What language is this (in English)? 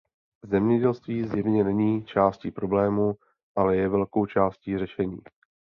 Czech